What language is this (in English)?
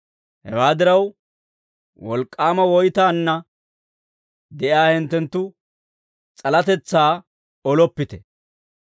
Dawro